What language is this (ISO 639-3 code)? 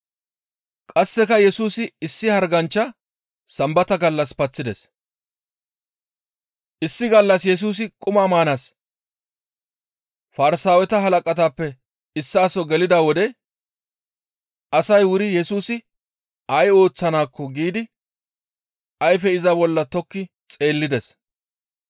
gmv